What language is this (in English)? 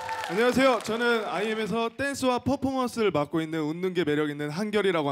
Korean